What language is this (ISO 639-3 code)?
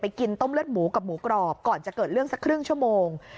tha